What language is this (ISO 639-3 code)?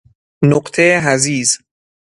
fas